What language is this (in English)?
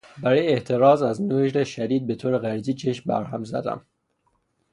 Persian